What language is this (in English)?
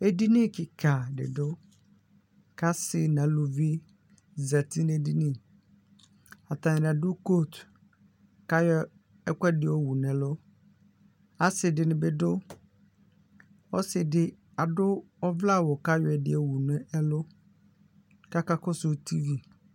Ikposo